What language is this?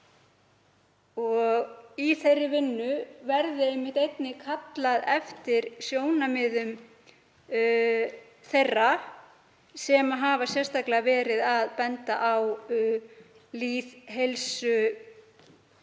Icelandic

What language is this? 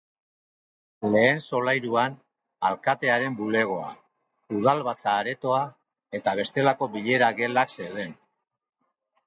Basque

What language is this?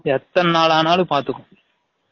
Tamil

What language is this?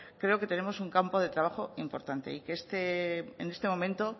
Spanish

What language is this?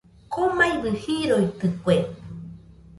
Nüpode Huitoto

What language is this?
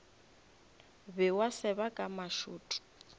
Northern Sotho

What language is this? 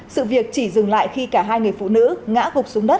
Vietnamese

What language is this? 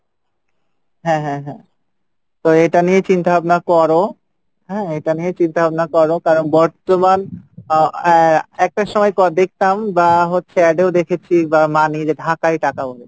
Bangla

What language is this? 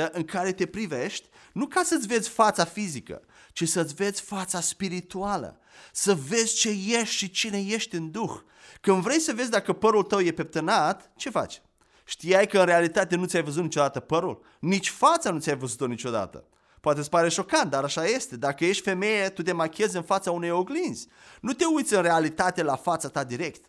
Romanian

